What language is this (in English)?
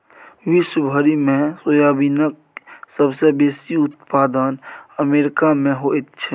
Maithili